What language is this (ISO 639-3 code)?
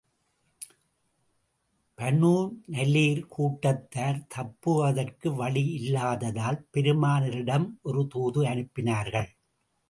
tam